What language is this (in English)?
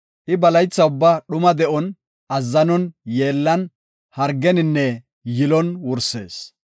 Gofa